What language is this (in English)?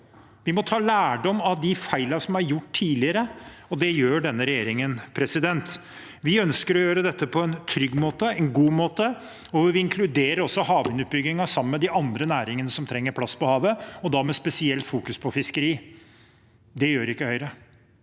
Norwegian